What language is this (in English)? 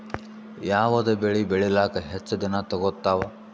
Kannada